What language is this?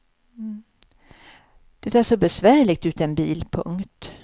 Swedish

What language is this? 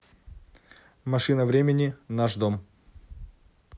Russian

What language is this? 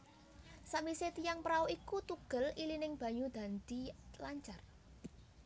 Javanese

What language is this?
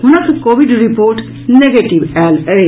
Maithili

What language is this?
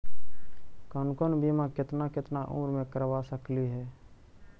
Magahi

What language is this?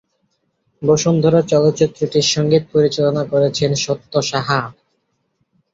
Bangla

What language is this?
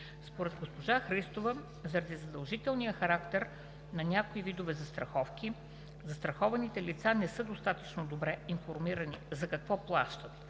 Bulgarian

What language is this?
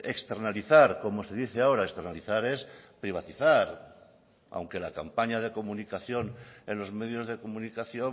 Spanish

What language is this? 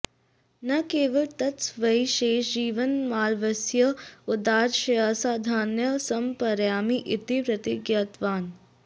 Sanskrit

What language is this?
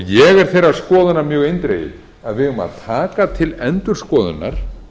Icelandic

